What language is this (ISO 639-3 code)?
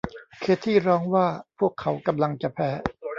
tha